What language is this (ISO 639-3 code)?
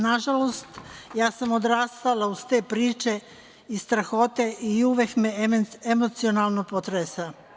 srp